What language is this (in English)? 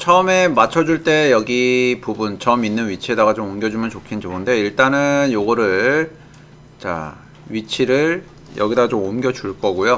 Korean